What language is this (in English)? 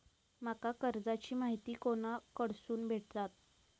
Marathi